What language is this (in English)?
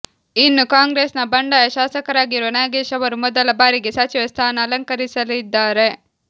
Kannada